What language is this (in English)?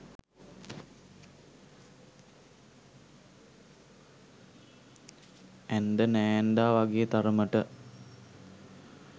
Sinhala